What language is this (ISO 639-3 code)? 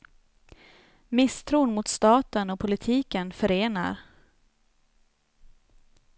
swe